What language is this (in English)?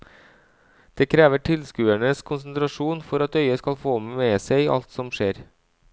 Norwegian